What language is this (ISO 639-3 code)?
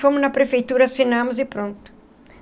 por